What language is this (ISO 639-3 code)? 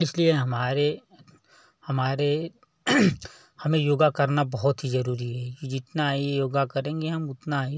hin